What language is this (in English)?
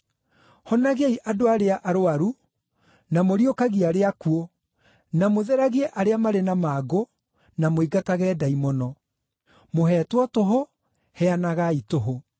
Kikuyu